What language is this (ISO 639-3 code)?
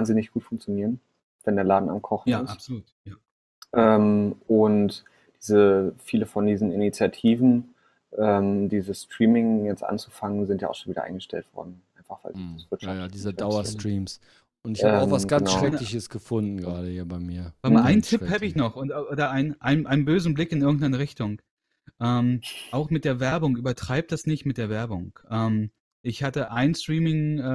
deu